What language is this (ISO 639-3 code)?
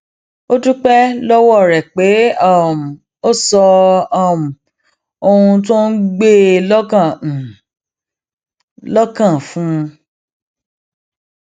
yor